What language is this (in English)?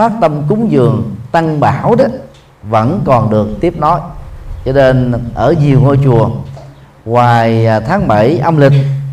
Vietnamese